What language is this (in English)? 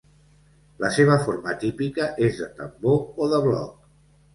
Catalan